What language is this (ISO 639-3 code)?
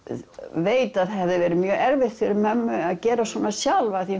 isl